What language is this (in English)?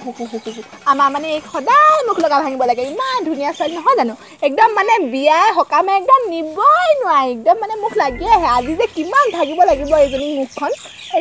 Thai